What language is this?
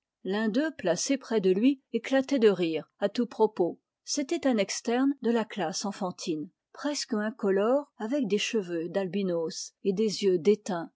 French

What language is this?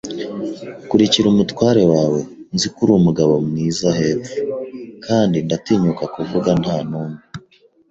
Kinyarwanda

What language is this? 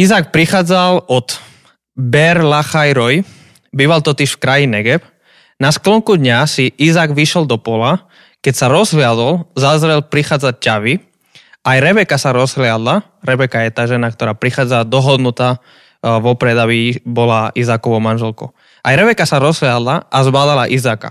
Slovak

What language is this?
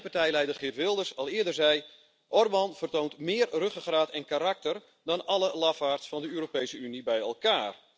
Dutch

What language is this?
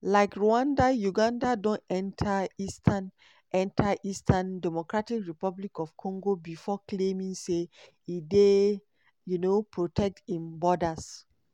Nigerian Pidgin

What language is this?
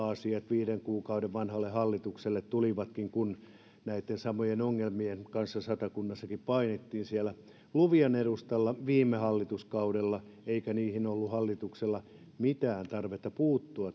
Finnish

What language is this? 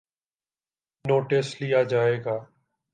Urdu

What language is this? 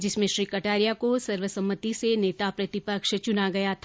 Hindi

